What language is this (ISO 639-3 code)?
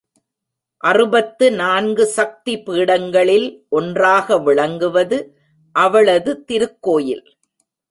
tam